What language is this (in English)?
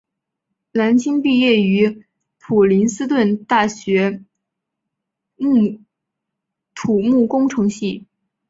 Chinese